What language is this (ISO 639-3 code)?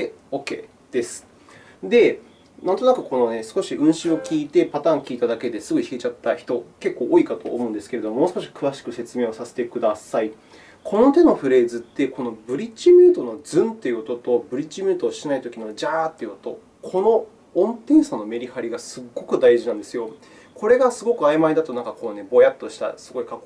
jpn